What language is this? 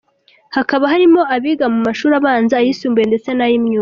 Kinyarwanda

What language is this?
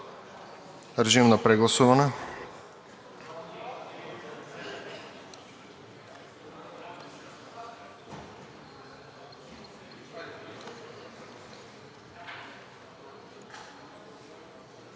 Bulgarian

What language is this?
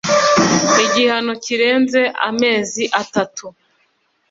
Kinyarwanda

